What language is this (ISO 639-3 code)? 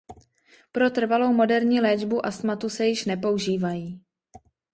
ces